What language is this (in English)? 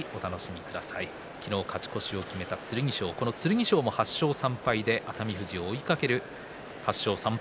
Japanese